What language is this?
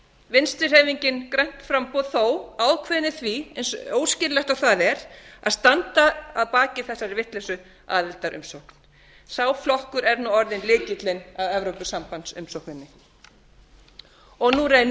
Icelandic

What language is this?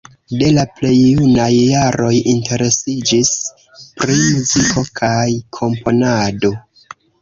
Esperanto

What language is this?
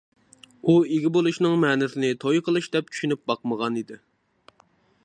Uyghur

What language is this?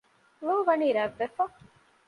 Divehi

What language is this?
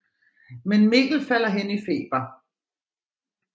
Danish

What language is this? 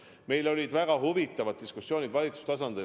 Estonian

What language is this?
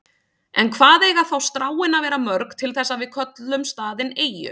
Icelandic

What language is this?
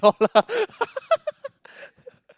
English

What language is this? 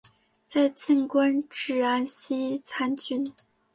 Chinese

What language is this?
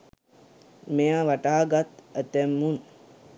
Sinhala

